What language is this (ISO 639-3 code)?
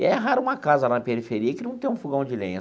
por